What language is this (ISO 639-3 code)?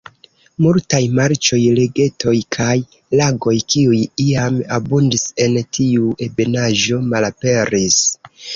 epo